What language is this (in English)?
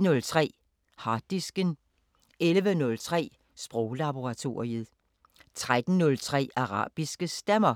Danish